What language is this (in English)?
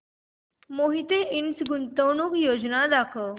Marathi